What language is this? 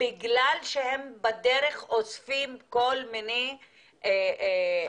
Hebrew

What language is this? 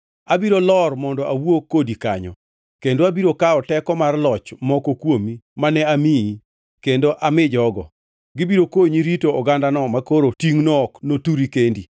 Luo (Kenya and Tanzania)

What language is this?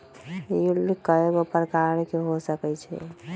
Magahi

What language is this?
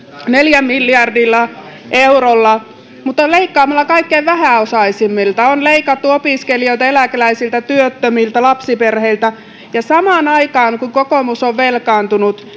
Finnish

